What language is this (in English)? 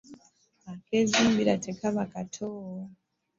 Ganda